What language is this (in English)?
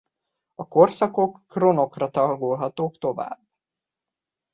Hungarian